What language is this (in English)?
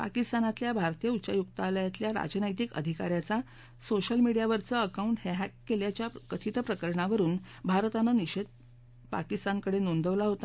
Marathi